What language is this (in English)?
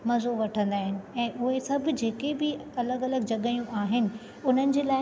Sindhi